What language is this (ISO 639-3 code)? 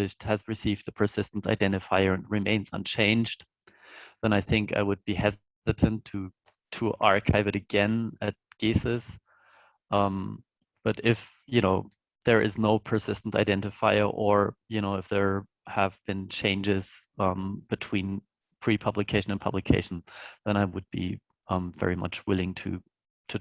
eng